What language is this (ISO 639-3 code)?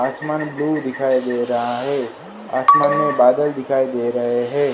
hin